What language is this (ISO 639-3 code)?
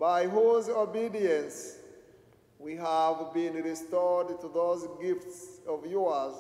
eng